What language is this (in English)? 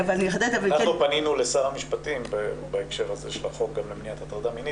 Hebrew